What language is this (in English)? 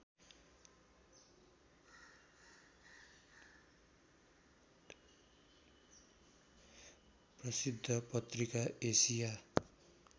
Nepali